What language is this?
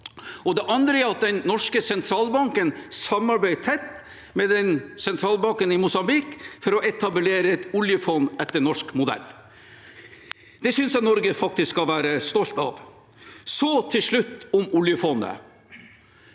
Norwegian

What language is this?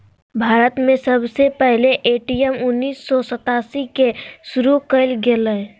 Magahi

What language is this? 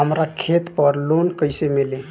Bhojpuri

